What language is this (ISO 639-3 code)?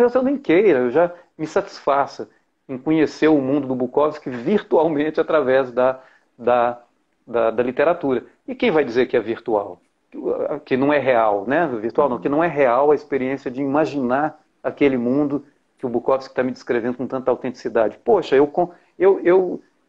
por